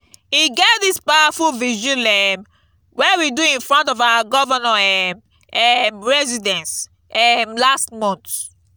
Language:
Nigerian Pidgin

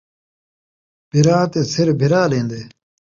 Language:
Saraiki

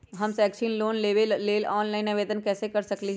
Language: Magahi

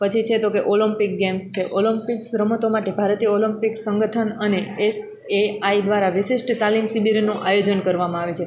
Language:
Gujarati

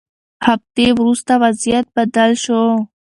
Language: Pashto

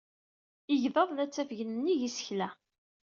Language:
Kabyle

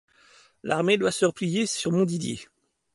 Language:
French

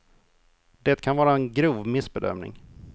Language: Swedish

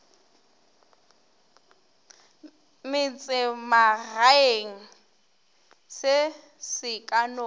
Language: Northern Sotho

